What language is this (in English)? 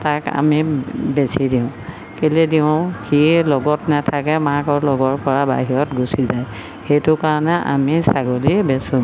Assamese